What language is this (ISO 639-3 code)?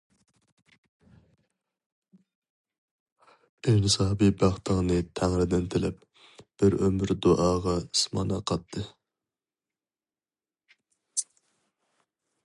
uig